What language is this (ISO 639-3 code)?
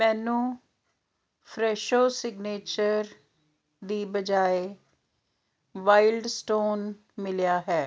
pan